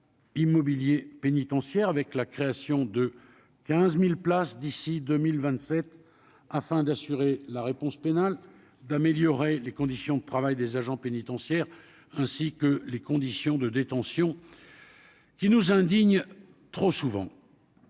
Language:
French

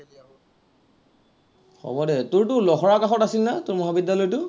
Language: Assamese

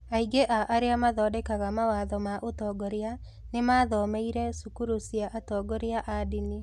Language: Kikuyu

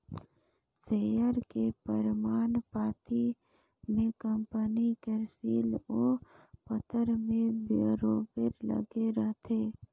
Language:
Chhattisgarhi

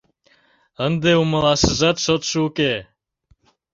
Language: Mari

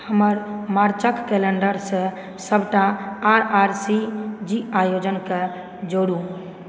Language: Maithili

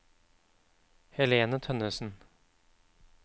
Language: Norwegian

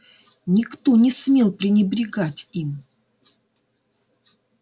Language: Russian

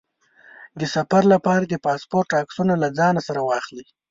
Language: Pashto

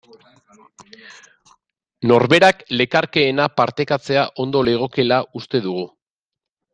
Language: Basque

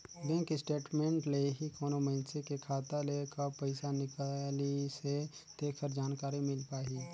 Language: Chhattisgarhi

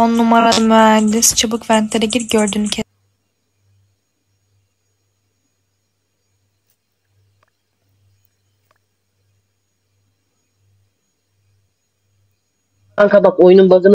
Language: Turkish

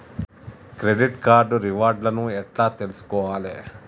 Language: Telugu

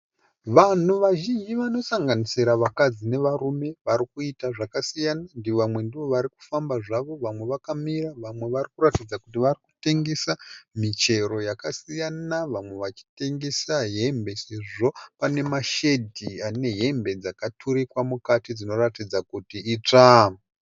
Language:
Shona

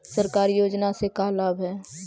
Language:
Magahi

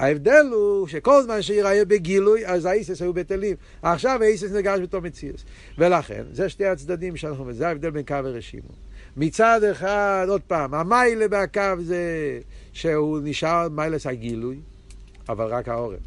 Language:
Hebrew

